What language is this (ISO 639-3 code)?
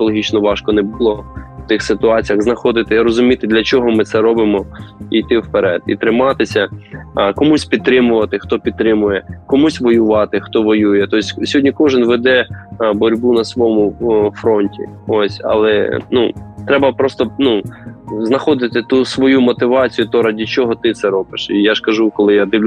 ukr